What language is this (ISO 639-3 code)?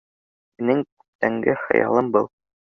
bak